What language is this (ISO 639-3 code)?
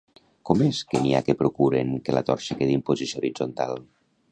cat